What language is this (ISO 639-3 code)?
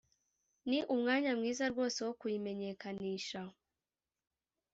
kin